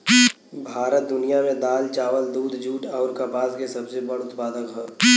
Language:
Bhojpuri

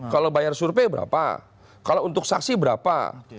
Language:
Indonesian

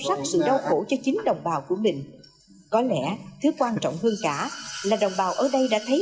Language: Vietnamese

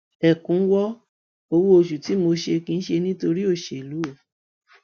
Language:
Yoruba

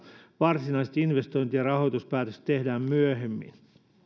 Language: Finnish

